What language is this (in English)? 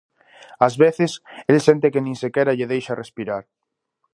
Galician